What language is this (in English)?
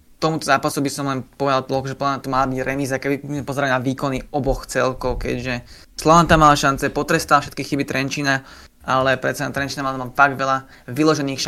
Slovak